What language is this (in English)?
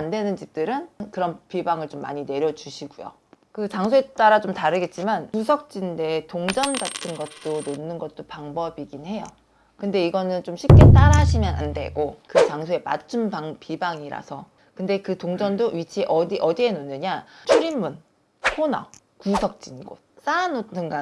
Korean